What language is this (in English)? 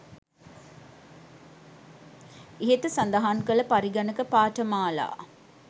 Sinhala